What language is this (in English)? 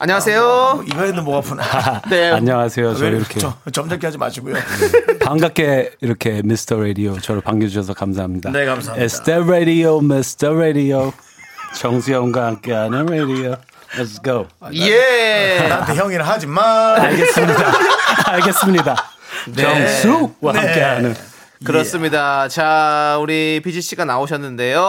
Korean